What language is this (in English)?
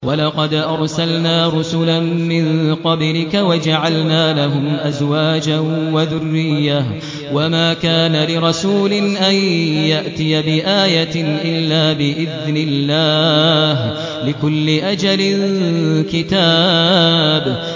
Arabic